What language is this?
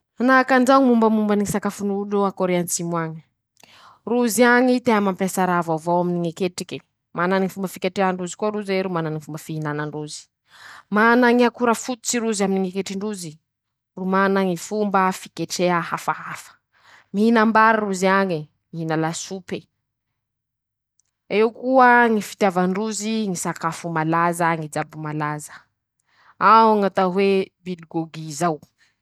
Masikoro Malagasy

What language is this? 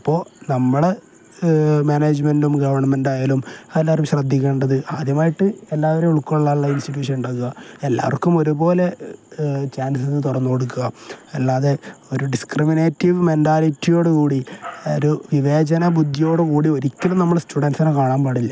Malayalam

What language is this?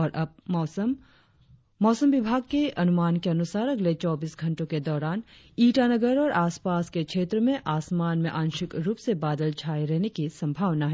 Hindi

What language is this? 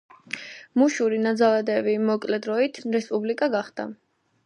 Georgian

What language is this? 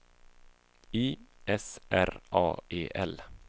Swedish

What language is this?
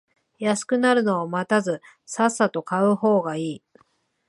Japanese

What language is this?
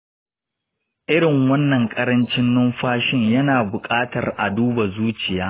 Hausa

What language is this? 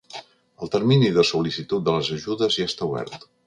Catalan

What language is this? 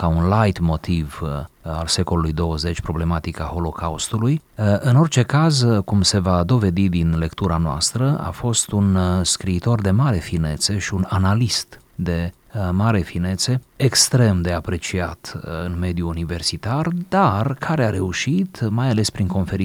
Romanian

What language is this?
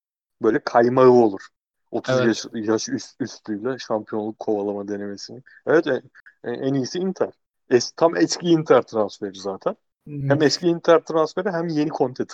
Turkish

